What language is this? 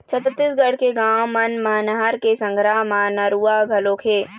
Chhattisgarhi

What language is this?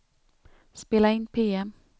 Swedish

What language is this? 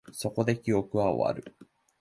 Japanese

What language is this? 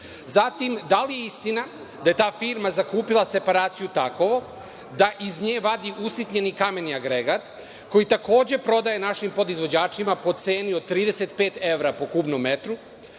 Serbian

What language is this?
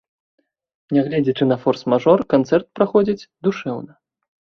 Belarusian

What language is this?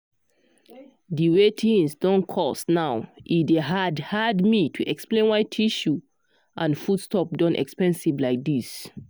Nigerian Pidgin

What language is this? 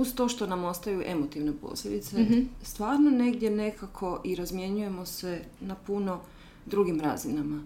Croatian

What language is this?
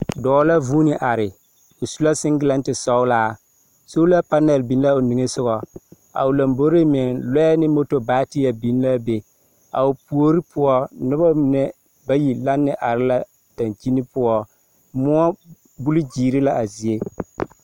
Southern Dagaare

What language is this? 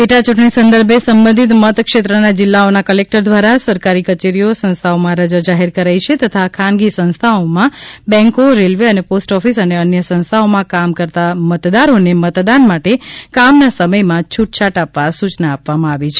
Gujarati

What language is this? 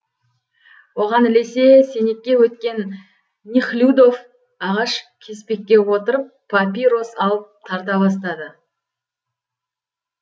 Kazakh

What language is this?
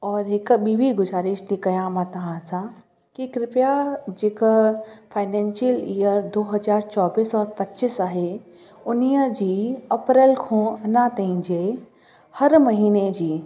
Sindhi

